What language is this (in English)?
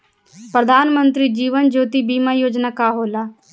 Bhojpuri